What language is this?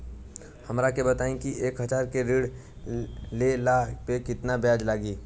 Bhojpuri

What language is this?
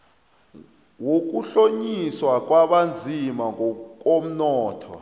South Ndebele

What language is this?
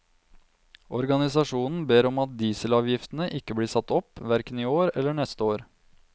Norwegian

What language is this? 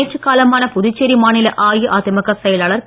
Tamil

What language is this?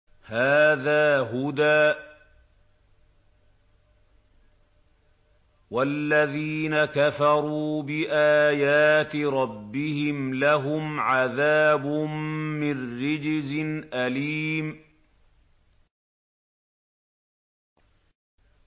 Arabic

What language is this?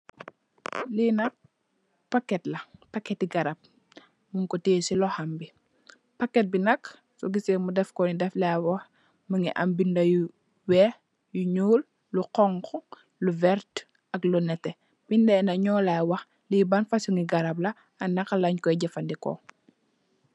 Wolof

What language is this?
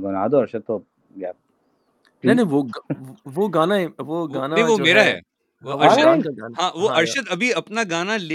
Urdu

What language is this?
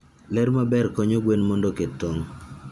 Luo (Kenya and Tanzania)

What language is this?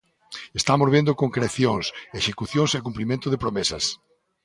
Galician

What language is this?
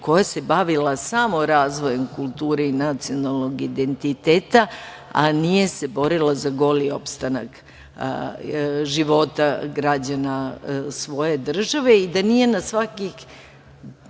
Serbian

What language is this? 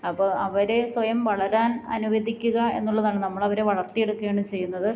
Malayalam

